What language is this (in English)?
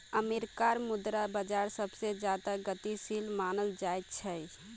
Magahi